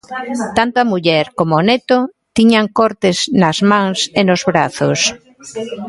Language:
Galician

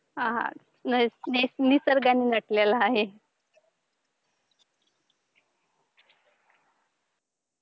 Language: Marathi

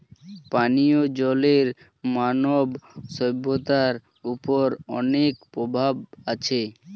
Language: Bangla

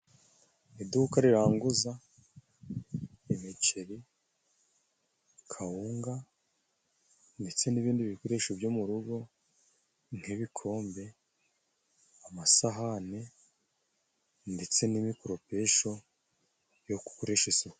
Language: Kinyarwanda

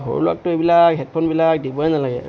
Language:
Assamese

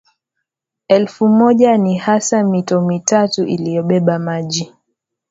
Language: Swahili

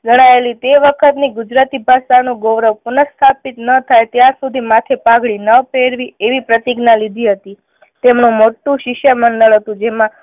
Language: Gujarati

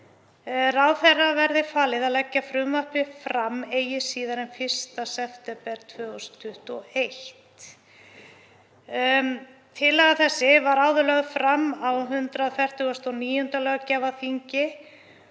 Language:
Icelandic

